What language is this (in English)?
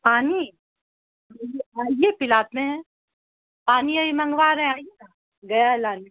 Urdu